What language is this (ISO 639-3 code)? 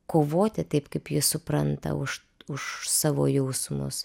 lit